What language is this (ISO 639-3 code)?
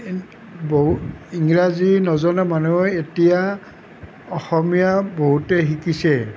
asm